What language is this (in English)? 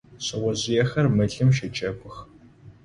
Adyghe